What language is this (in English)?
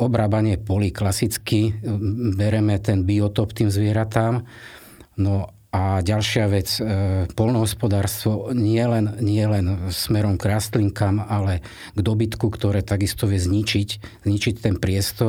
Slovak